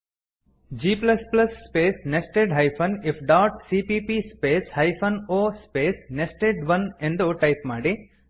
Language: Kannada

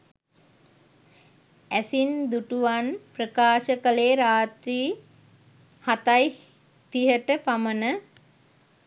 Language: Sinhala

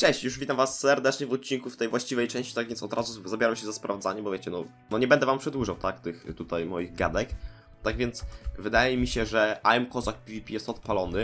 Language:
Polish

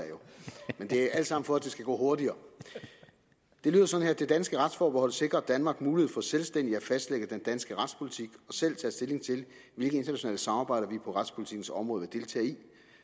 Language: Danish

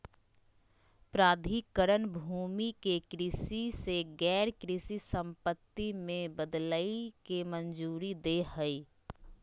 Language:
Magahi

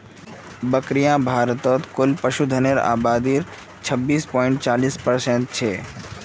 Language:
Magahi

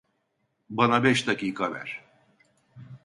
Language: Turkish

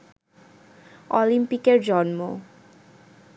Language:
Bangla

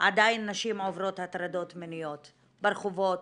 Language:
Hebrew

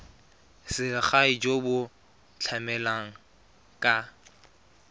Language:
Tswana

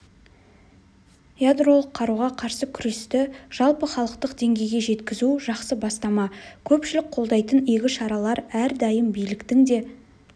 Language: Kazakh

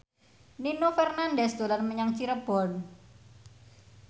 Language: Javanese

